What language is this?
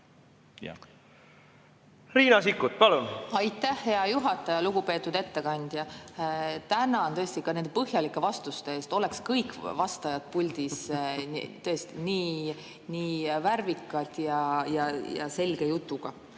Estonian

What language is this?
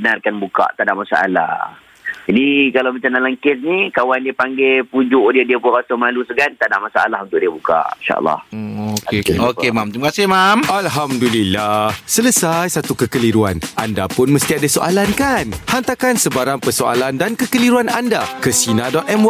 Malay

